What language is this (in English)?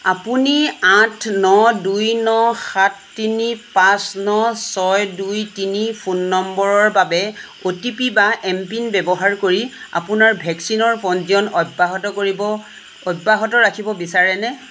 Assamese